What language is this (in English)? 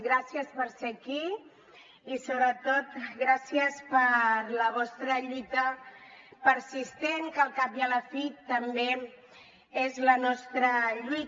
Catalan